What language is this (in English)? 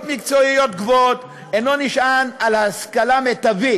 Hebrew